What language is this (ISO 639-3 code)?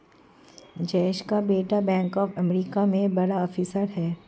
hin